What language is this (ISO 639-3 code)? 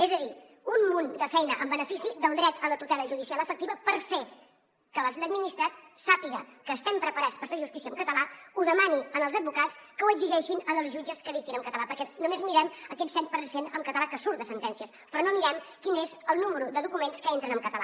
cat